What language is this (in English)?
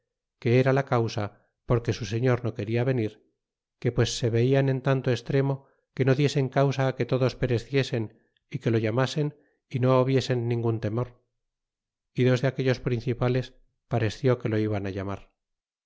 Spanish